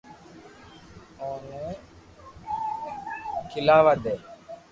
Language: Loarki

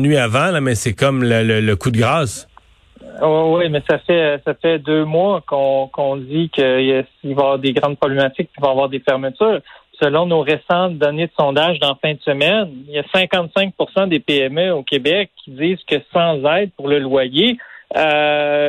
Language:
French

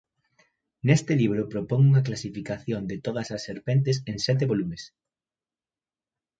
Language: Galician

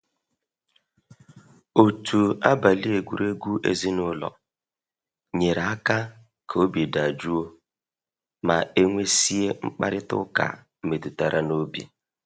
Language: Igbo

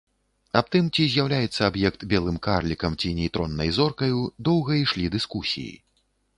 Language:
Belarusian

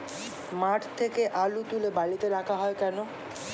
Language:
Bangla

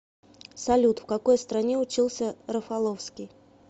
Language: Russian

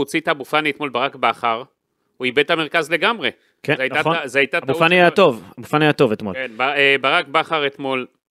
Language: Hebrew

